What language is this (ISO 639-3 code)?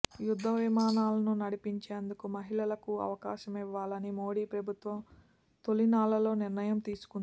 tel